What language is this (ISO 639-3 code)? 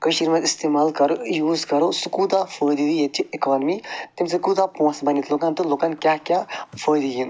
kas